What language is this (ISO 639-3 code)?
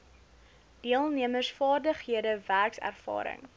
afr